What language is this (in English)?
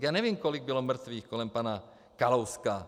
Czech